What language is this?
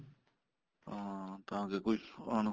Punjabi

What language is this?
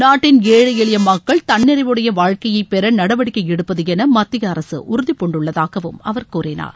Tamil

